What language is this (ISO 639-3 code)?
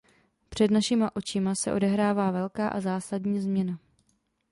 ces